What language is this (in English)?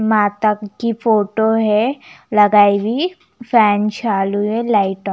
Hindi